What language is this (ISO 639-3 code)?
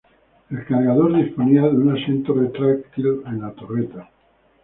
spa